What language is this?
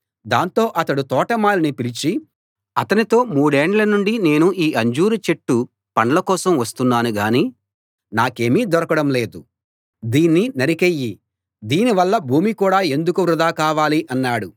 Telugu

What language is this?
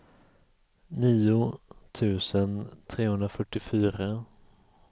Swedish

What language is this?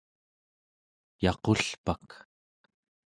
Central Yupik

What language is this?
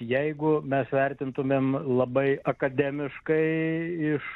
Lithuanian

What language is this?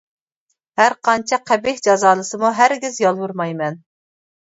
Uyghur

